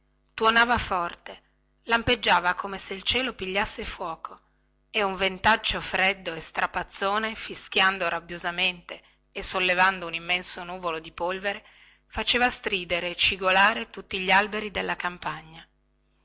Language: Italian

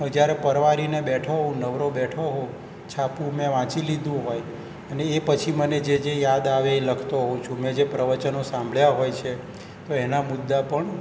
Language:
Gujarati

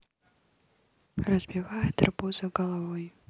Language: Russian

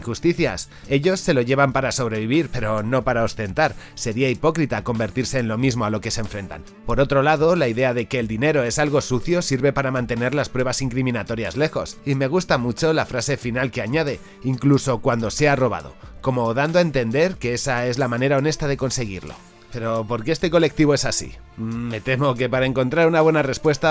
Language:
Spanish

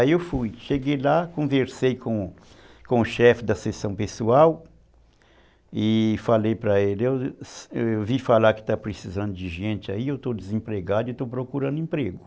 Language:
Portuguese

